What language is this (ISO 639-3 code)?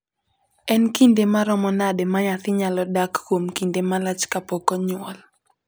luo